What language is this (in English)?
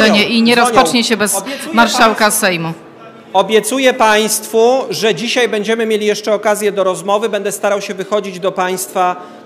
Polish